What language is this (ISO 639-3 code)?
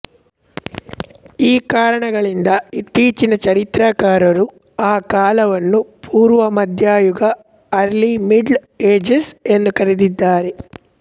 kan